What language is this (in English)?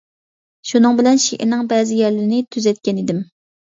Uyghur